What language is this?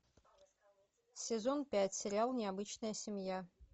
Russian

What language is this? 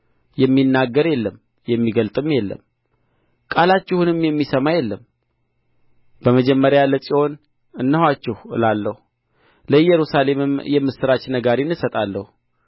Amharic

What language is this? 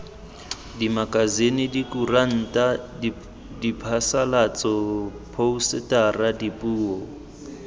Tswana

